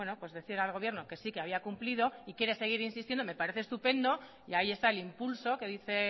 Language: Spanish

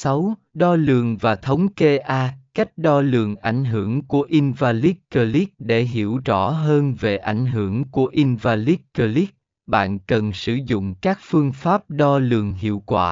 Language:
Vietnamese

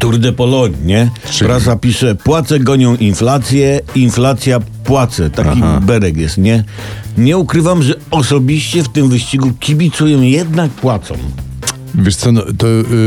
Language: Polish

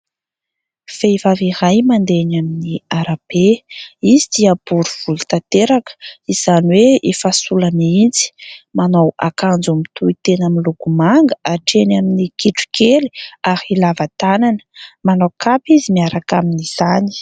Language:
Malagasy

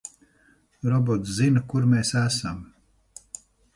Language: Latvian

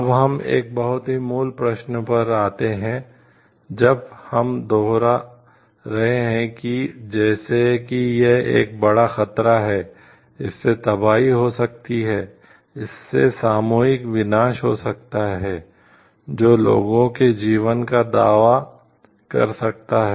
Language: Hindi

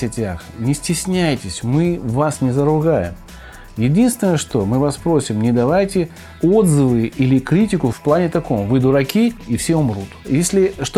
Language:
Russian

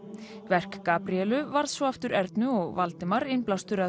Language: Icelandic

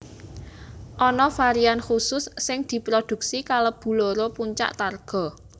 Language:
Javanese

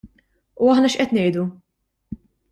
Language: Maltese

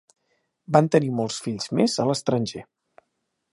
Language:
Catalan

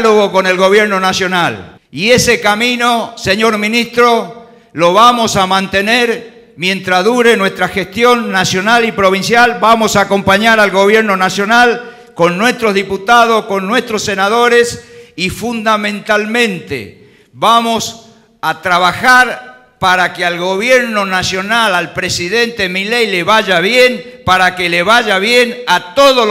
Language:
Spanish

